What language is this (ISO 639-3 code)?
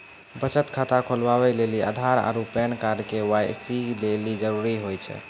mai